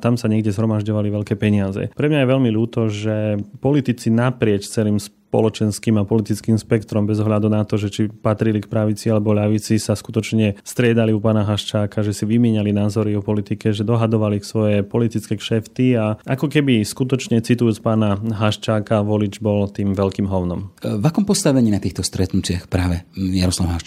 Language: Slovak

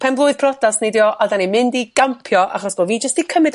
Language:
Welsh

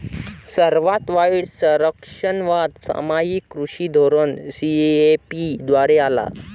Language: Marathi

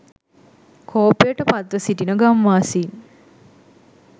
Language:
Sinhala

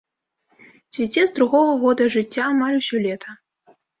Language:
Belarusian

